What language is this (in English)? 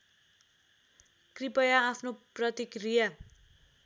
Nepali